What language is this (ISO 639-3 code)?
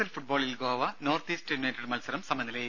mal